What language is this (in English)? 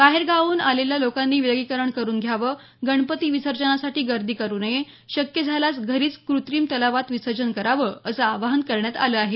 Marathi